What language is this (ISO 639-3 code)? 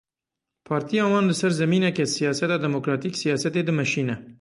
kur